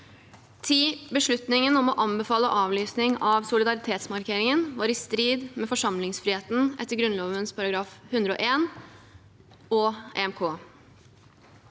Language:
Norwegian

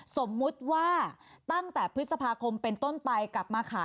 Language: Thai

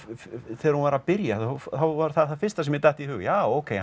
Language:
Icelandic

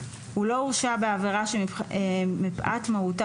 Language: Hebrew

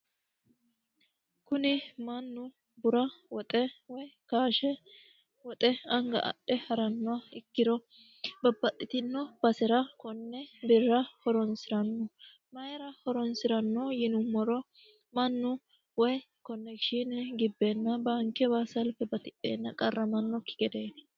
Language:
Sidamo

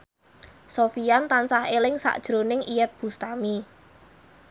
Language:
Javanese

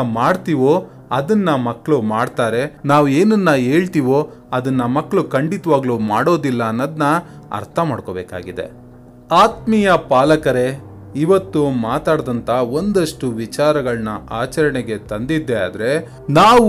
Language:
Kannada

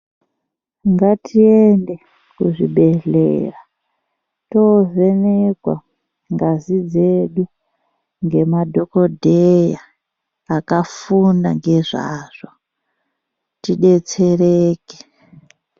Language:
Ndau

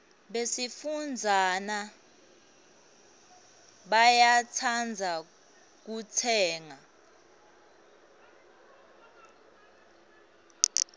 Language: Swati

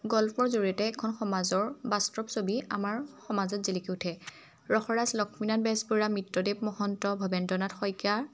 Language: Assamese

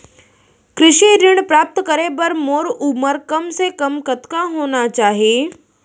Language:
Chhattisgarhi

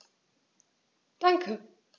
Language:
German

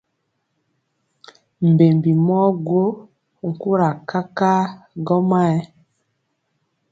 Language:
Mpiemo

